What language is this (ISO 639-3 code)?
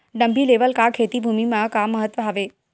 hne